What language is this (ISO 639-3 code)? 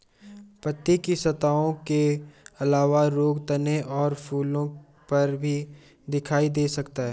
hin